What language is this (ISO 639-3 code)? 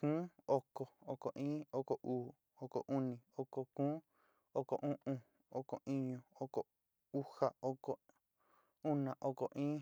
xti